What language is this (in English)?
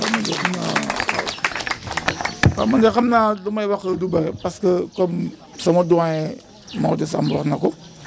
Wolof